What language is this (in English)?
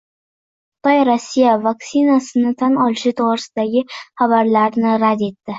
Uzbek